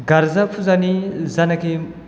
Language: Bodo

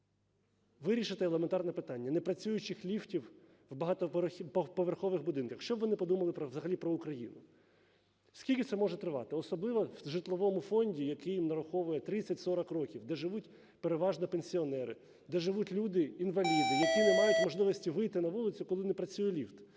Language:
Ukrainian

